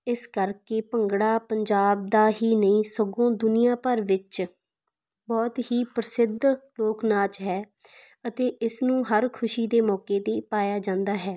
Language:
Punjabi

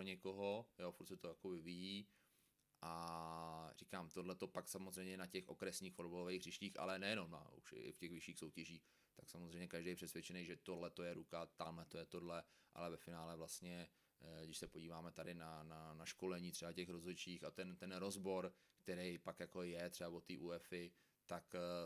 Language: Czech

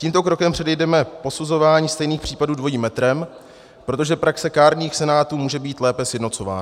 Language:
Czech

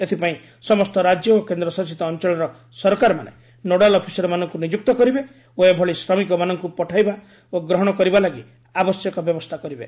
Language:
Odia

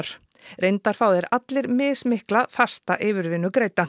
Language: Icelandic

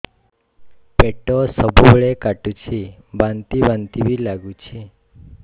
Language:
Odia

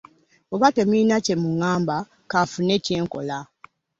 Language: Ganda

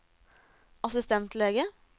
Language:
Norwegian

